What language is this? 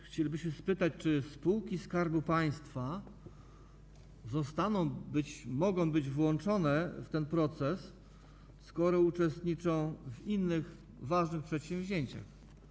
Polish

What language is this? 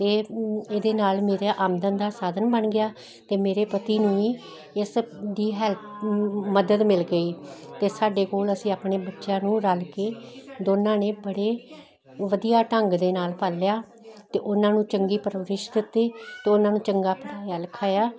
Punjabi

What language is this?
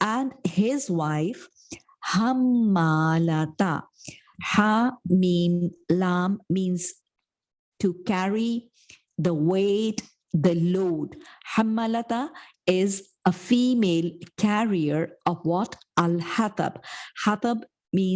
English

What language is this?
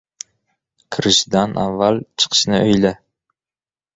Uzbek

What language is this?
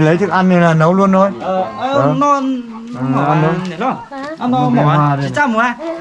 Vietnamese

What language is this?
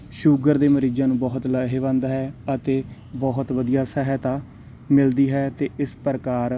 Punjabi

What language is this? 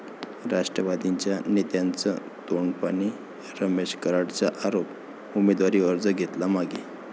Marathi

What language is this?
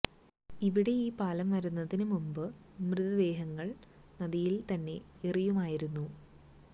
Malayalam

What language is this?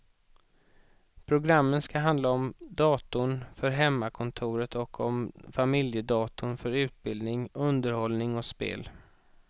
Swedish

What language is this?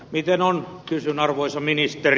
Finnish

